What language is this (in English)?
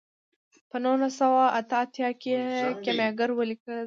Pashto